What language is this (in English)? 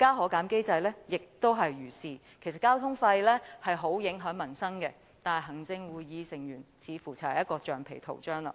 Cantonese